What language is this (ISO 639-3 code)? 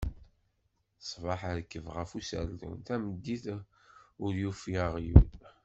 kab